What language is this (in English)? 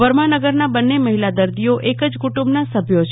Gujarati